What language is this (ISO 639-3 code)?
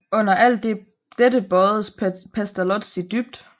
dan